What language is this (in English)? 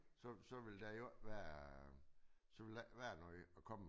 Danish